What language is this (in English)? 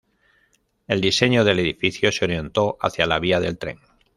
Spanish